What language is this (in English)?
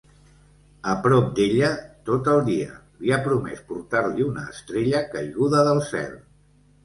Catalan